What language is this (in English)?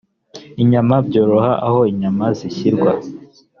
Kinyarwanda